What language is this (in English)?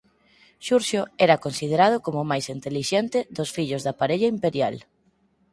Galician